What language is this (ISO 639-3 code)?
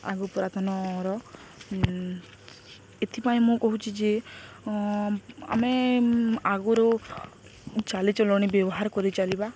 ori